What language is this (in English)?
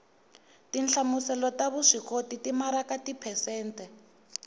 Tsonga